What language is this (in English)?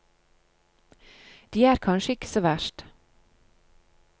Norwegian